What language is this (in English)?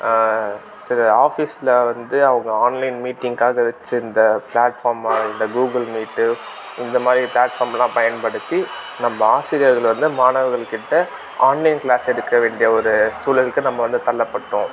Tamil